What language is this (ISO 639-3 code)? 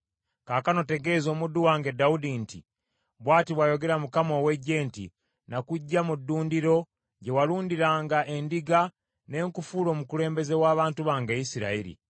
lug